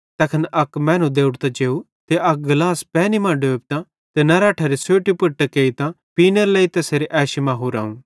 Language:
Bhadrawahi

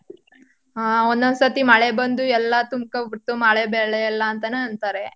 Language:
Kannada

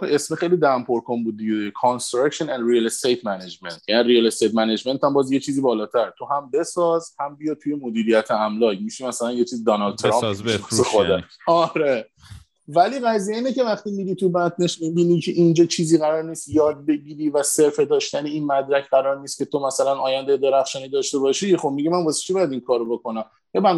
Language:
Persian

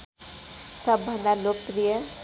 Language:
Nepali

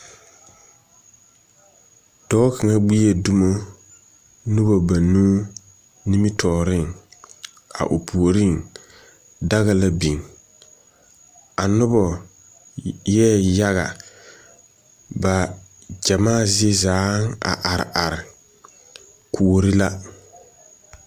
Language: Southern Dagaare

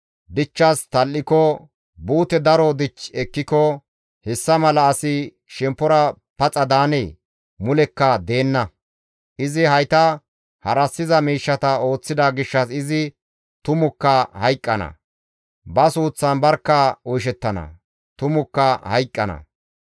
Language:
Gamo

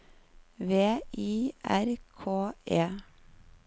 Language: Norwegian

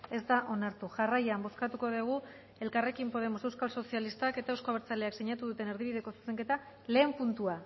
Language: Basque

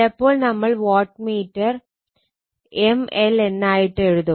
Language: Malayalam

